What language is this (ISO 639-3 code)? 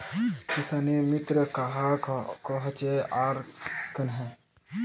mag